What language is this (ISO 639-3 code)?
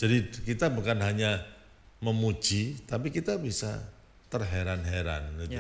ind